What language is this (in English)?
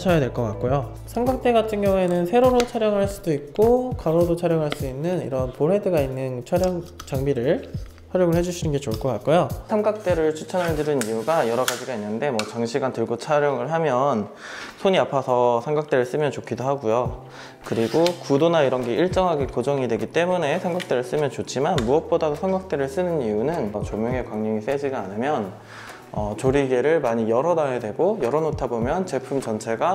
Korean